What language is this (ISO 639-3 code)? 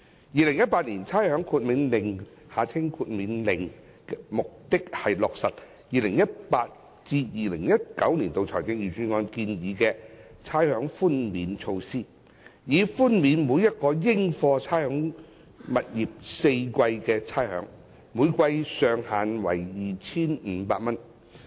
yue